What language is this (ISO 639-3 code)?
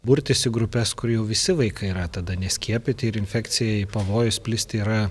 lit